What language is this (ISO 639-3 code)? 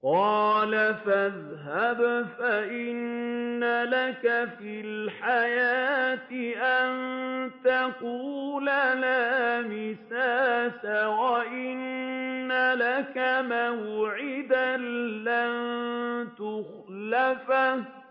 ara